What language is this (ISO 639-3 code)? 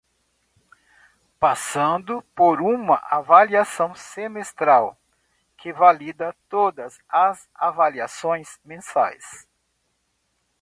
por